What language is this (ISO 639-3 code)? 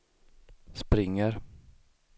swe